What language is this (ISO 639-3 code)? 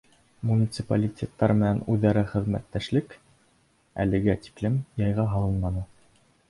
bak